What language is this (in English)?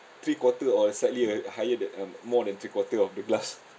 English